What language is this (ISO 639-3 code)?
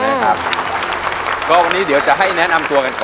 tha